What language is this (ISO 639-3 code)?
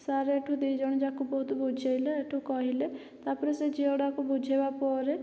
ori